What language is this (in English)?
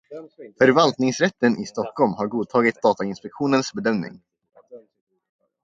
Swedish